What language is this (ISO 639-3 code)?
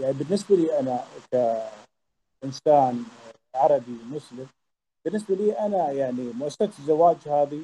ara